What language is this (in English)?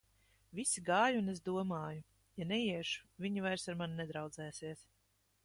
Latvian